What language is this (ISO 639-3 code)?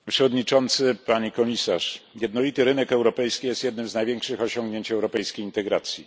pol